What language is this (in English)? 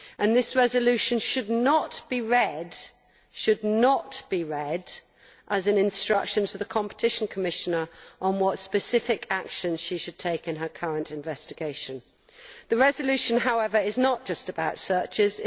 English